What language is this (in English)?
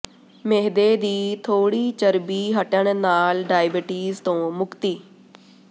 Punjabi